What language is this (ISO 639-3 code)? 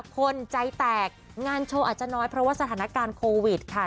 tha